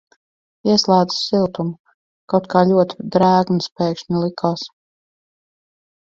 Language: Latvian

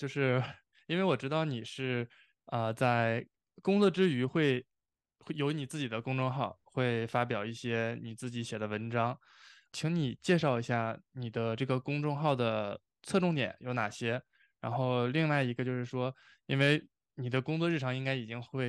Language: Chinese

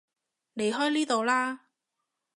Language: Cantonese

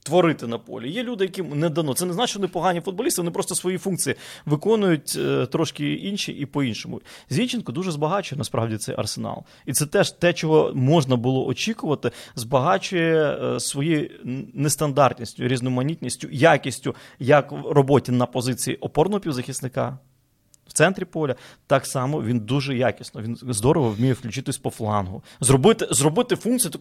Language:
Ukrainian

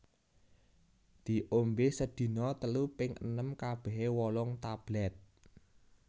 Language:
Javanese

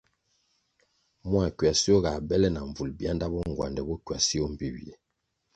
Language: Kwasio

